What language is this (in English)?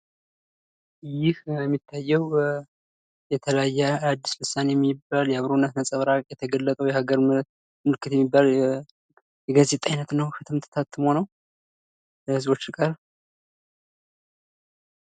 Amharic